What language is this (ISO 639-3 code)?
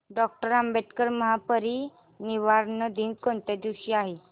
mar